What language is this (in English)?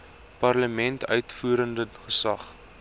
Afrikaans